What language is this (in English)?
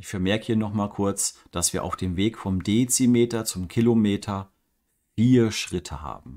German